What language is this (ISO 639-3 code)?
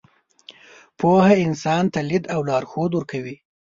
pus